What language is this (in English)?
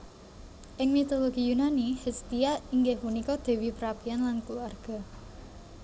Javanese